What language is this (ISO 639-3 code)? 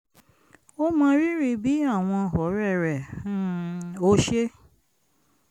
yor